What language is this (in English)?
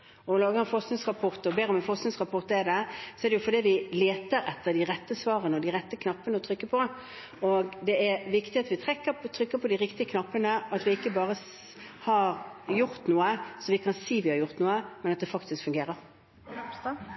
Norwegian Bokmål